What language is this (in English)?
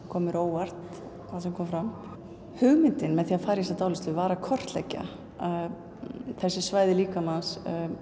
Icelandic